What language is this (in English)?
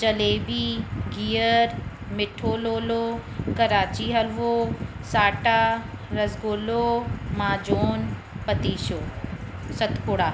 Sindhi